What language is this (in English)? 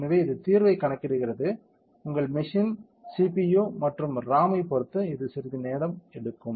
Tamil